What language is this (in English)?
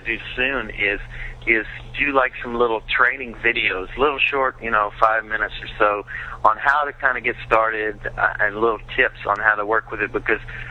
English